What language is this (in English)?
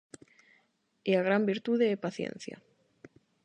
Galician